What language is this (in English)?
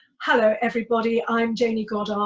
English